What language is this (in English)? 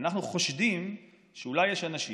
Hebrew